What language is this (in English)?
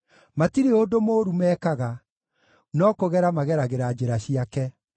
Kikuyu